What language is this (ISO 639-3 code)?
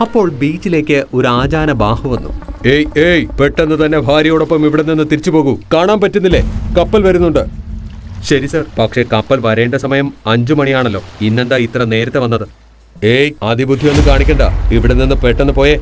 mal